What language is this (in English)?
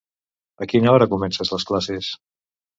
Catalan